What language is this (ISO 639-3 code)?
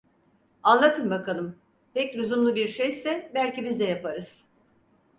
tur